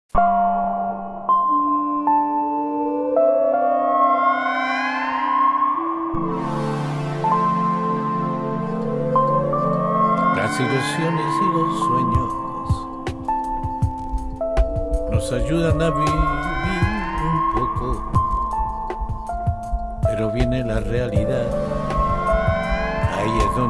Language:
Spanish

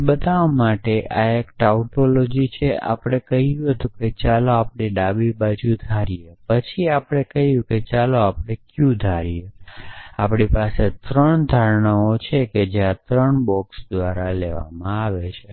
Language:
Gujarati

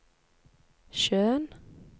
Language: Norwegian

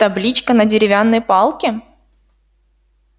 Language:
Russian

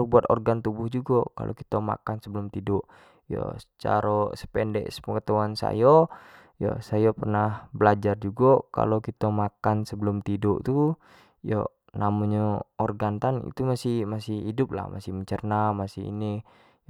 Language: Jambi Malay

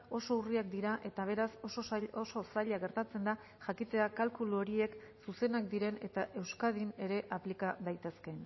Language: Basque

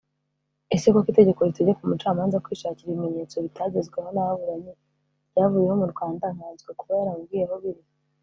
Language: Kinyarwanda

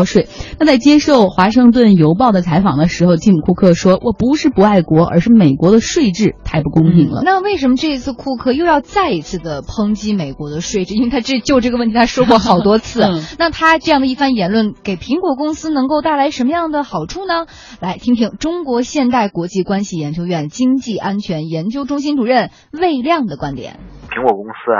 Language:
Chinese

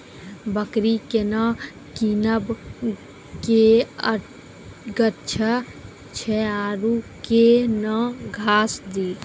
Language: Maithili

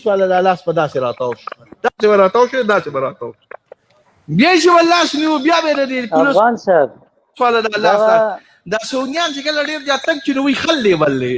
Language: Turkish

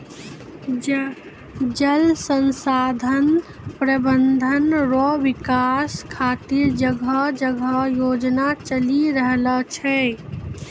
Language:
Maithili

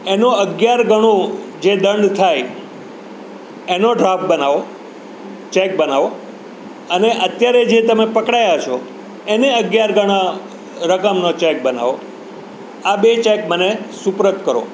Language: Gujarati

